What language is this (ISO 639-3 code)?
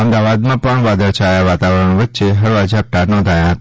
guj